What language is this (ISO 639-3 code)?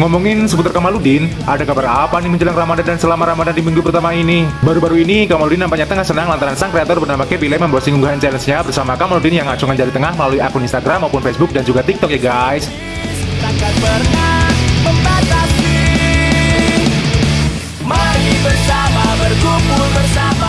ind